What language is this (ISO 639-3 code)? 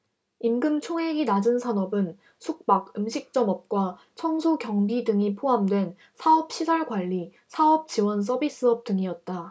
kor